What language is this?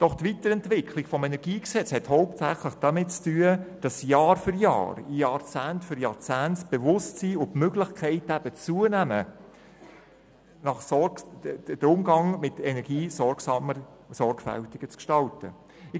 Swiss German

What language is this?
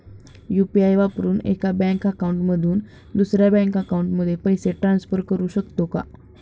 Marathi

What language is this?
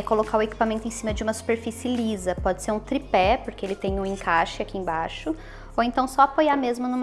Portuguese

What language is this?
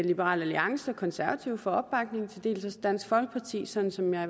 Danish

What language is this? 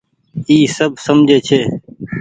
Goaria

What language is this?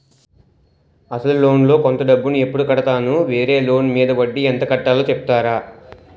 Telugu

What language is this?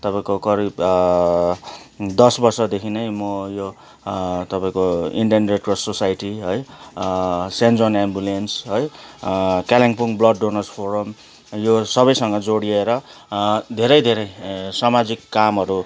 Nepali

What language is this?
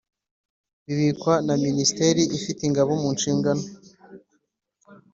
Kinyarwanda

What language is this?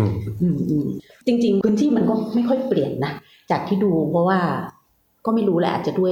Thai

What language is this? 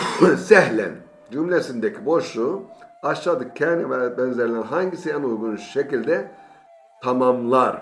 Turkish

